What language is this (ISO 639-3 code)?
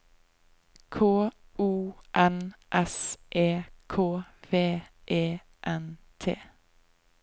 nor